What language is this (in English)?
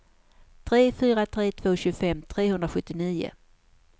Swedish